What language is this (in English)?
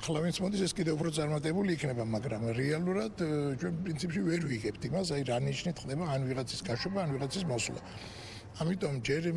Italian